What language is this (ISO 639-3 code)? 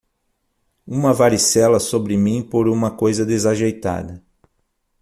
por